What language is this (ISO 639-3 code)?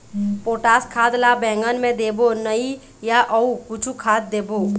hne